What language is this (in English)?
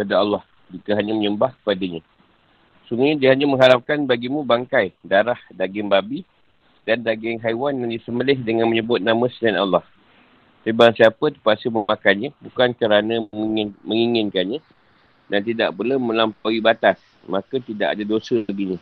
Malay